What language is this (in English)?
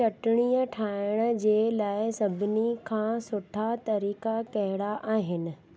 Sindhi